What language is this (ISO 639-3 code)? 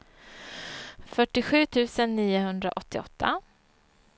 swe